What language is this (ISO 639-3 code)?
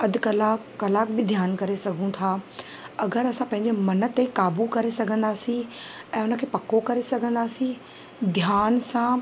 snd